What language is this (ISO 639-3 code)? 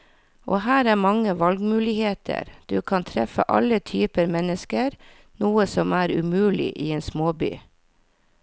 nor